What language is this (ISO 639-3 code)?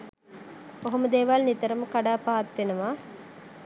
sin